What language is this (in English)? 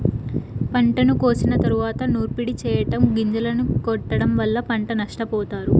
Telugu